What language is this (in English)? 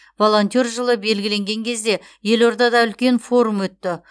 Kazakh